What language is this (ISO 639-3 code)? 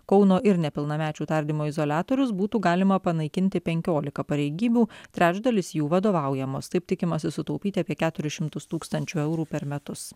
lit